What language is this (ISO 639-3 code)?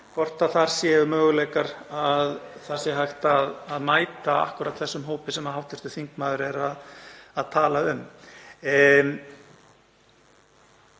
isl